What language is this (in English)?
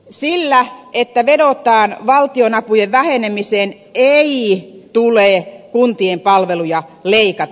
Finnish